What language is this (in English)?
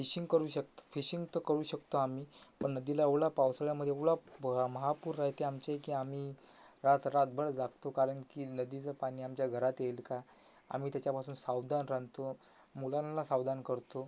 Marathi